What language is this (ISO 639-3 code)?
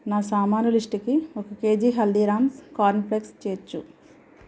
tel